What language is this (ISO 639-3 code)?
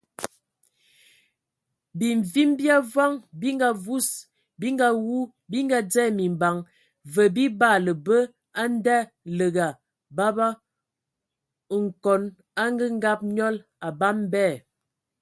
ewo